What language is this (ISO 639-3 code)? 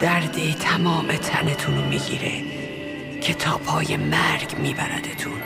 fas